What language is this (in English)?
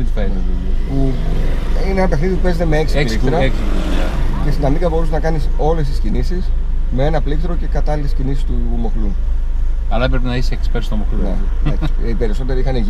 Greek